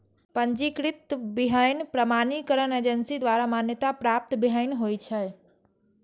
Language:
Maithili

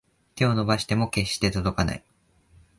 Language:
Japanese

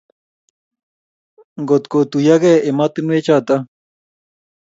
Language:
Kalenjin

